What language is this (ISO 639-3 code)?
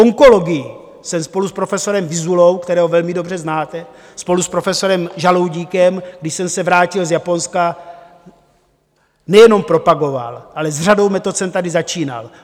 ces